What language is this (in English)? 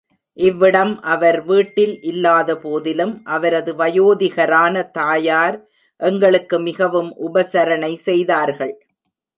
Tamil